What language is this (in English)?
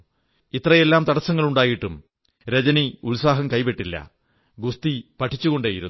Malayalam